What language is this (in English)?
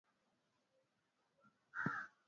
Swahili